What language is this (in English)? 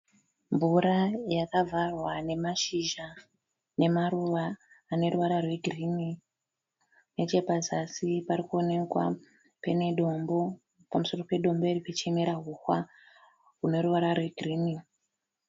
Shona